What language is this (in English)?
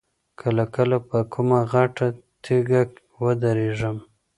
Pashto